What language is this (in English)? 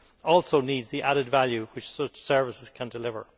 English